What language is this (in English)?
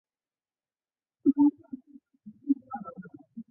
Chinese